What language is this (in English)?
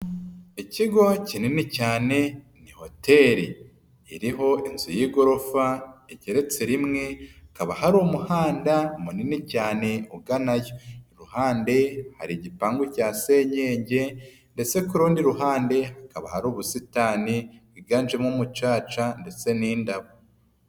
Kinyarwanda